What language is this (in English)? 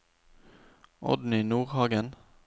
Norwegian